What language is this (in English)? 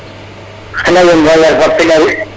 Serer